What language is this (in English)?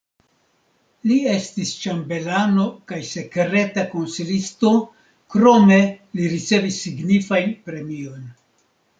Esperanto